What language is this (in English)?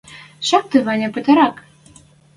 Western Mari